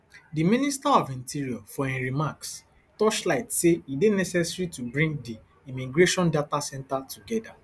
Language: Nigerian Pidgin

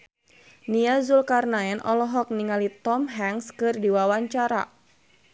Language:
Sundanese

